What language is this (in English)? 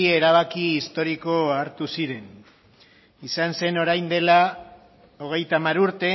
Basque